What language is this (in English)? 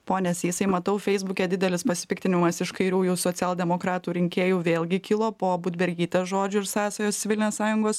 Lithuanian